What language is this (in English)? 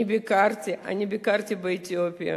Hebrew